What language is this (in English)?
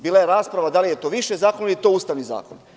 Serbian